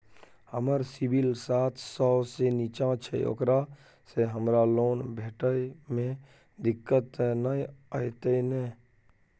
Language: Maithili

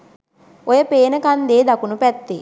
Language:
Sinhala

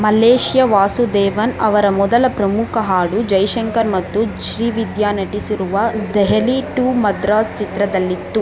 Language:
Kannada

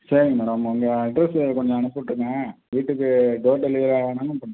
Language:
Tamil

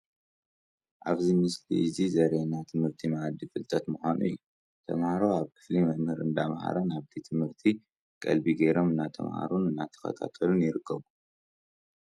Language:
Tigrinya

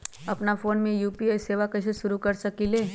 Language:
Magahi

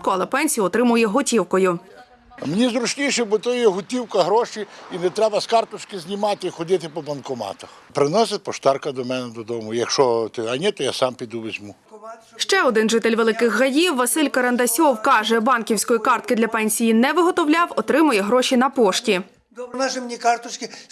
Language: Ukrainian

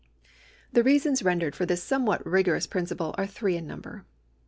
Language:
English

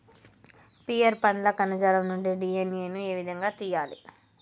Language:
Telugu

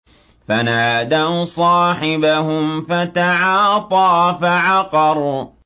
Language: Arabic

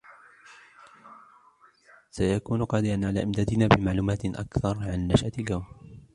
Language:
Arabic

